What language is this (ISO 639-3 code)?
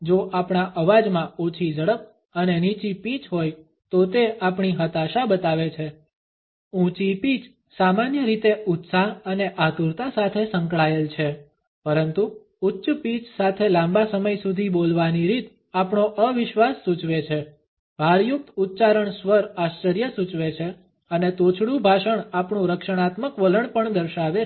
guj